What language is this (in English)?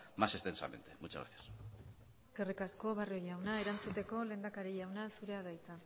Basque